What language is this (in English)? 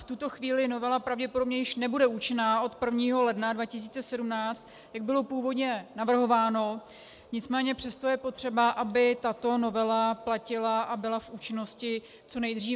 Czech